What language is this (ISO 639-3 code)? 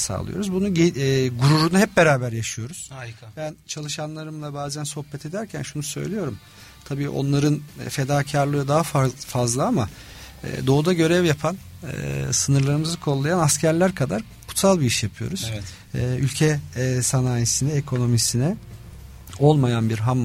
tur